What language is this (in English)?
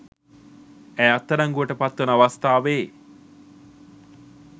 Sinhala